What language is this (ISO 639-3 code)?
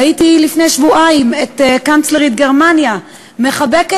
heb